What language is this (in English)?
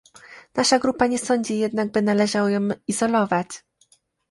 Polish